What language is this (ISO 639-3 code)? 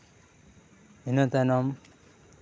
sat